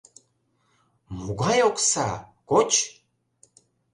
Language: Mari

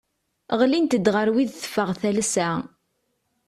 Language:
Kabyle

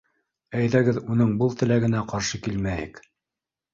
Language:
Bashkir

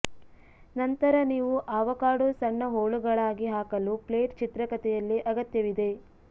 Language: Kannada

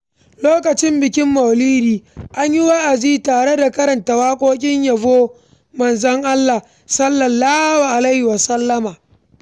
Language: Hausa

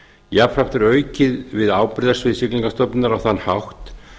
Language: Icelandic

